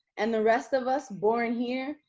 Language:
English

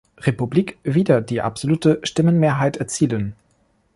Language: German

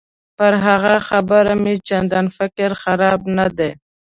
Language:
Pashto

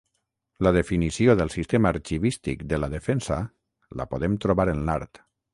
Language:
Catalan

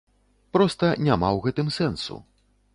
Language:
Belarusian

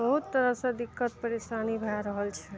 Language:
Maithili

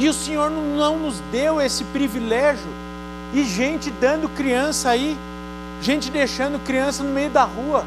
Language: Portuguese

